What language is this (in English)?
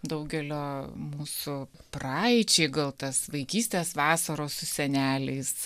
Lithuanian